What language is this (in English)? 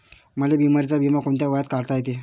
Marathi